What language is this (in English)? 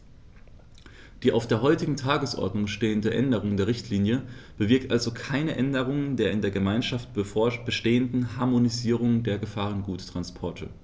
German